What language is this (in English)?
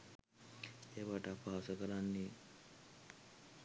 Sinhala